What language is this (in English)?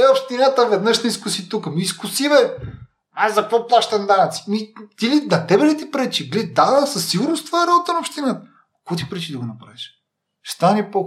Bulgarian